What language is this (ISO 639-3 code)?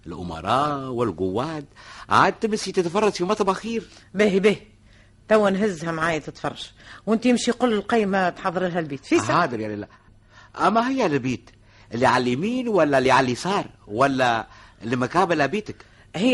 ara